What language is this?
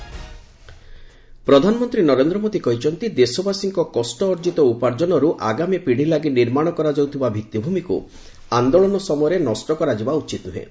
Odia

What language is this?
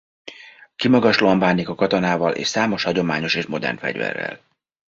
Hungarian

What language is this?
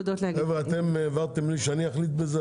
Hebrew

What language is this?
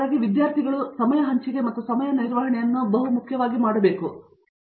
Kannada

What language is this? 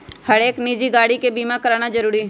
Magahi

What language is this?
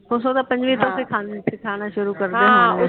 Punjabi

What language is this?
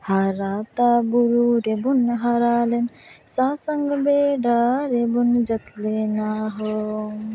Santali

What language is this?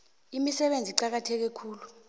South Ndebele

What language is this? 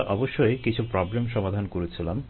Bangla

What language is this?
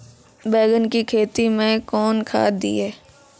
Maithili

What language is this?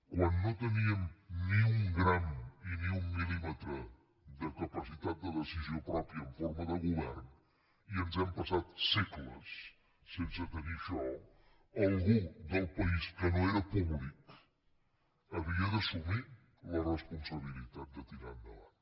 Catalan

